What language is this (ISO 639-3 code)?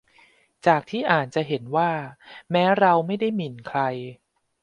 tha